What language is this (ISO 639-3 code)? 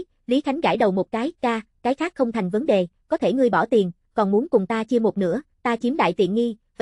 vie